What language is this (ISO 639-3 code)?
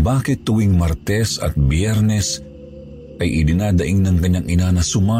fil